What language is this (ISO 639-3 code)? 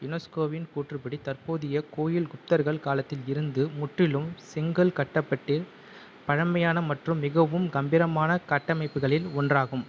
tam